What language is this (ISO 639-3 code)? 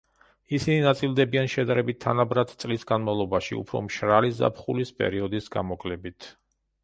kat